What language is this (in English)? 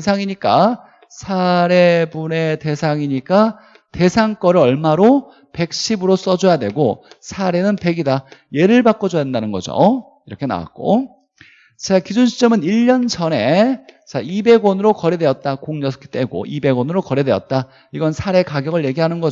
Korean